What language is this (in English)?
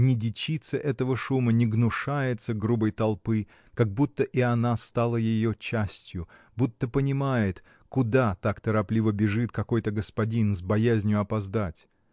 Russian